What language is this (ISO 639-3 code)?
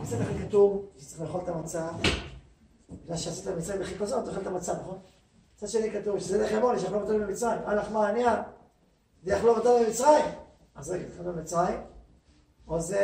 heb